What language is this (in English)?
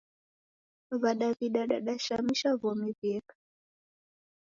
Taita